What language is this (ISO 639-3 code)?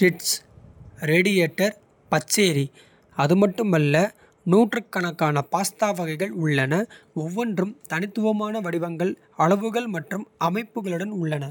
kfe